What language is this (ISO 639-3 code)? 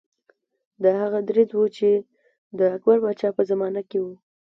pus